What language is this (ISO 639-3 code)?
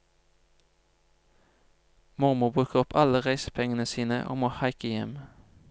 nor